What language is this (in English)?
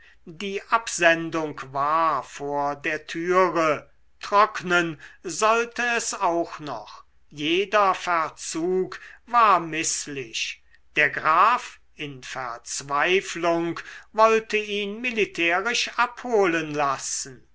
German